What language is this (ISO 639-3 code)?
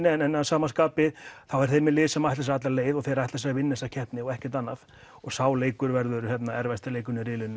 isl